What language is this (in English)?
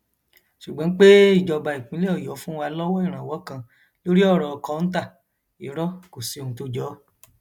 Yoruba